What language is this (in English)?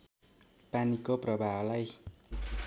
Nepali